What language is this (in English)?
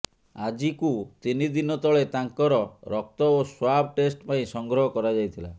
Odia